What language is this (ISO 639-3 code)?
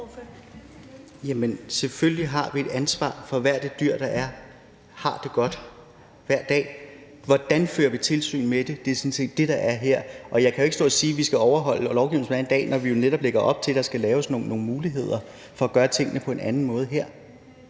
dan